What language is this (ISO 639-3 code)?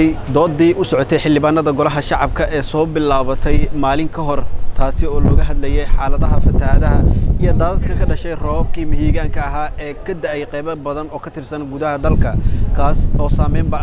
ara